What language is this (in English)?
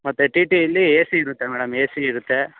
Kannada